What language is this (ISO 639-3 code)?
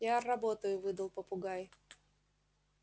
rus